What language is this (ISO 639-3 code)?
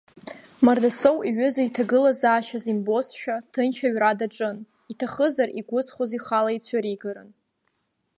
abk